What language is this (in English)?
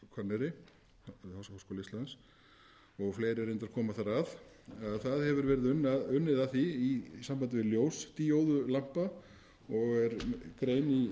Icelandic